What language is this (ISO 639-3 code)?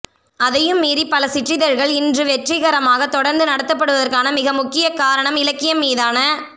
tam